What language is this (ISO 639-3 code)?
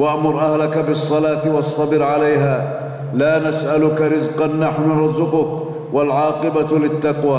ara